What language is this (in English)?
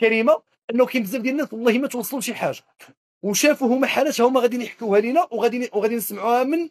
Arabic